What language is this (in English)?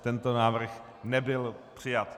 Czech